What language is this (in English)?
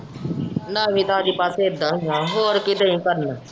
Punjabi